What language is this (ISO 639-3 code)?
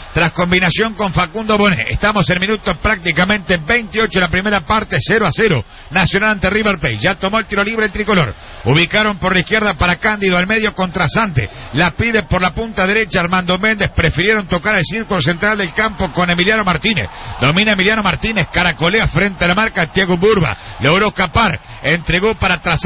spa